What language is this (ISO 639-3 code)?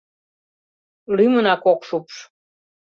chm